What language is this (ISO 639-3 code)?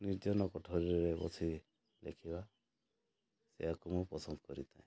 ori